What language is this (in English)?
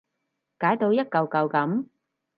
Cantonese